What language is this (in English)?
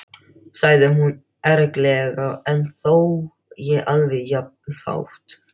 Icelandic